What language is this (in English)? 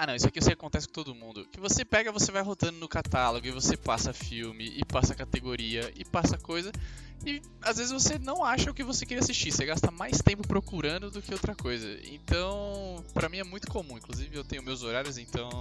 Portuguese